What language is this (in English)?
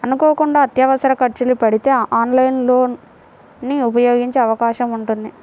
Telugu